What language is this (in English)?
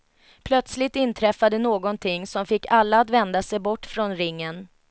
Swedish